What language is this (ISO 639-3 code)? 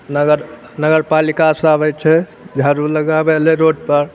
mai